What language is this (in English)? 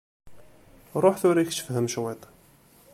Kabyle